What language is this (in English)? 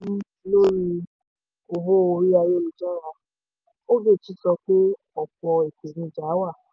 Yoruba